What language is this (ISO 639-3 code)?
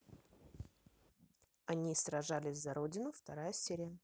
rus